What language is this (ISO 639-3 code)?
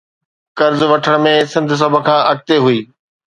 snd